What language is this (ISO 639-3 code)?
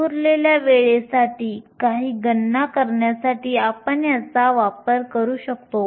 mar